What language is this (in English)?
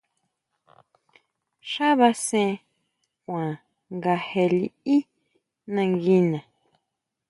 Huautla Mazatec